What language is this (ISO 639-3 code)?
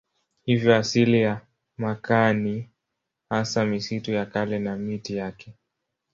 swa